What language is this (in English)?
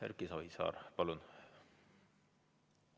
Estonian